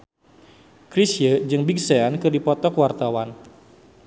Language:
Sundanese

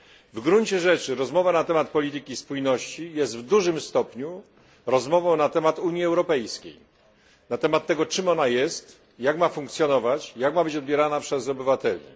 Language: Polish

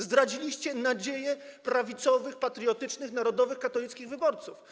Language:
Polish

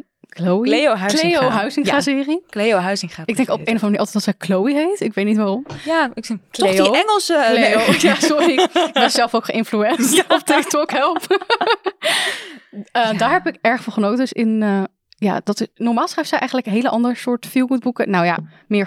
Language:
Dutch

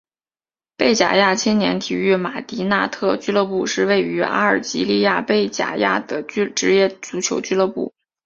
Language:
Chinese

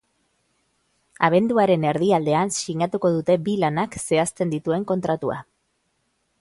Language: Basque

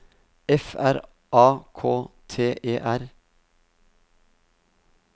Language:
Norwegian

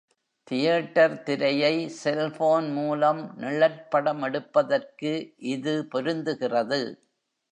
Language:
Tamil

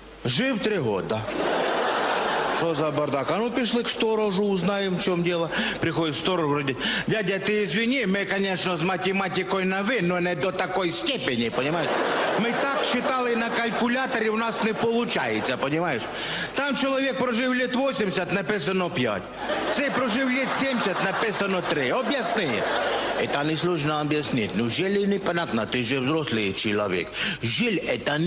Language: Russian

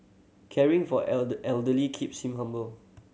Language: English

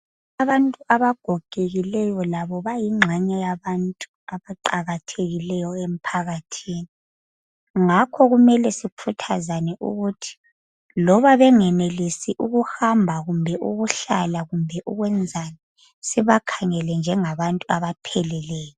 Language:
North Ndebele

